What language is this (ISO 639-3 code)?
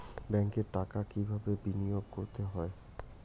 ben